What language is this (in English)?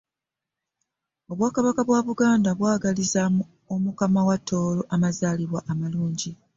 Ganda